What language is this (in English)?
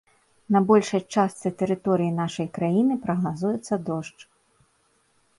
Belarusian